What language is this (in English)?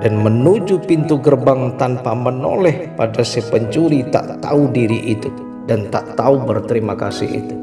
Indonesian